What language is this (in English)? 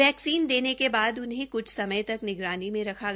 Hindi